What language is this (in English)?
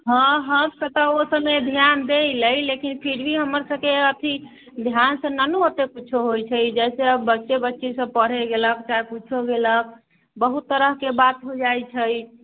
Maithili